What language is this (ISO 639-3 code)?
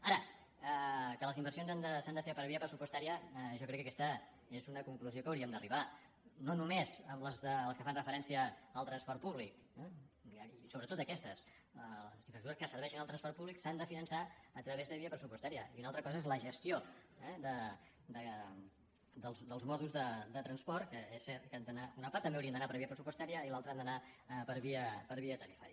cat